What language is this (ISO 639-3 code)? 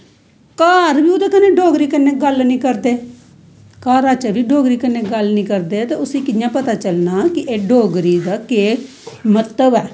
doi